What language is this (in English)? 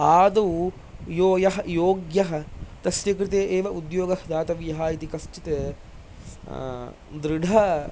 Sanskrit